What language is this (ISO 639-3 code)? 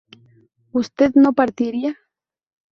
spa